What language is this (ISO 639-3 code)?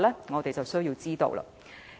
yue